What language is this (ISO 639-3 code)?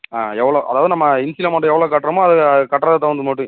tam